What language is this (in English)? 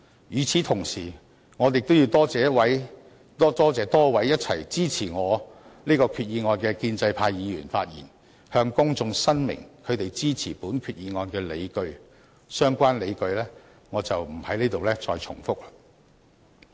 Cantonese